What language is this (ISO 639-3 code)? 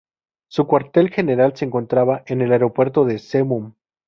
spa